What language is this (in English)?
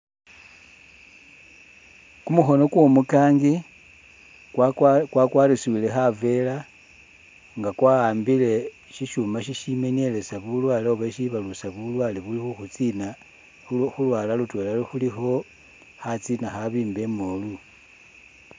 Masaaba